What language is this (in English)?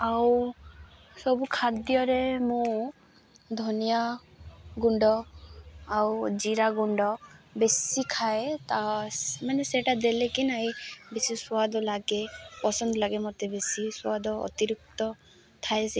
Odia